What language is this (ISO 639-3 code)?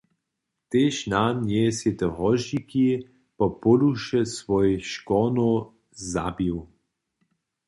hsb